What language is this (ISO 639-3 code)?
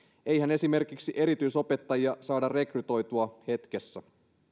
fin